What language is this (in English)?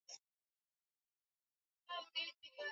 Swahili